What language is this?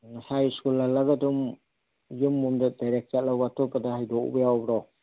Manipuri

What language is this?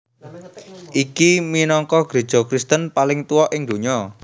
Javanese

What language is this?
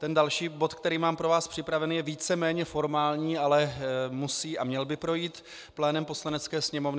Czech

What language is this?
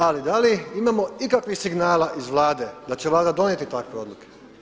Croatian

